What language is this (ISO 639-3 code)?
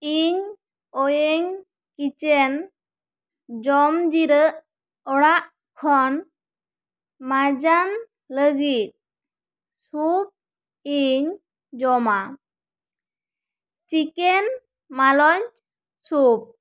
sat